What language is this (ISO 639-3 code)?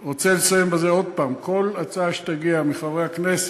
heb